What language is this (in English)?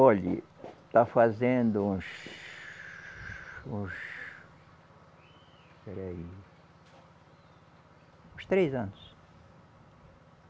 Portuguese